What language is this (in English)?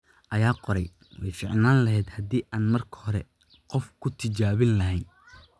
Somali